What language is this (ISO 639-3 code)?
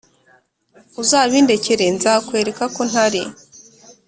kin